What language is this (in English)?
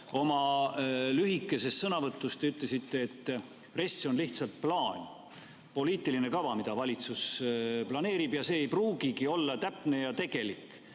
Estonian